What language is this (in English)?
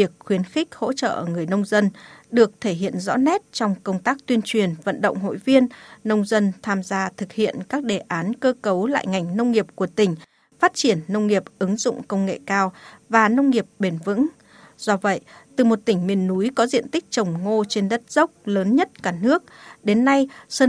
Vietnamese